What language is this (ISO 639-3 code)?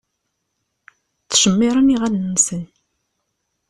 kab